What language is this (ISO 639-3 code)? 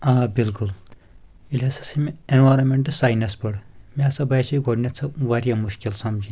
kas